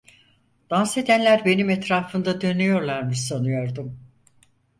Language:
Turkish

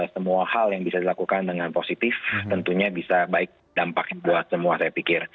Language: Indonesian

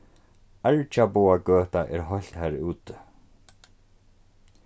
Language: Faroese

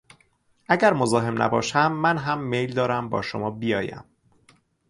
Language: Persian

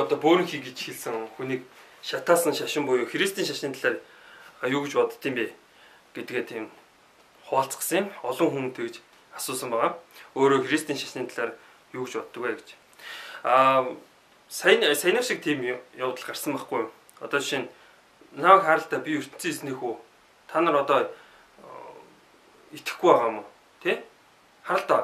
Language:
Romanian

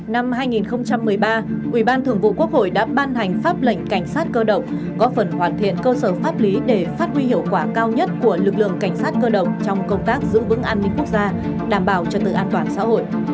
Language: Vietnamese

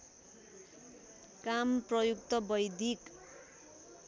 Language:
Nepali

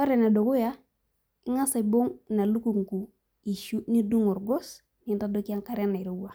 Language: Masai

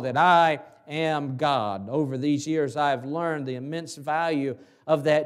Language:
English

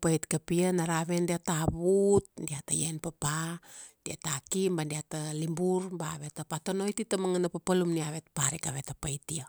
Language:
Kuanua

